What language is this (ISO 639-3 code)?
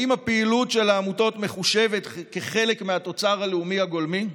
heb